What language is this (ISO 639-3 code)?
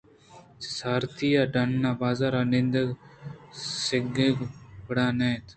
bgp